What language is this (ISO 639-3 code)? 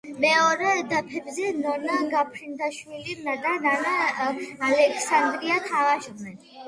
kat